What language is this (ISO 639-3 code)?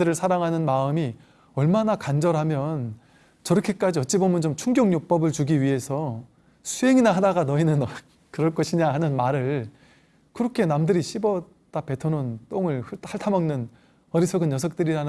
kor